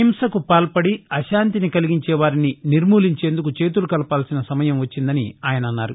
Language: Telugu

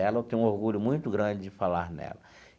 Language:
Portuguese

